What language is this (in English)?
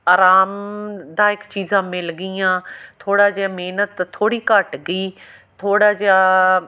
Punjabi